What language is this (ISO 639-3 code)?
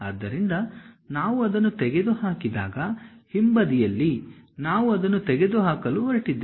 kan